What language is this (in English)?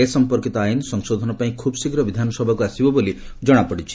Odia